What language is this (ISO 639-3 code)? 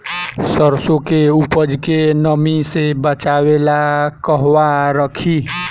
bho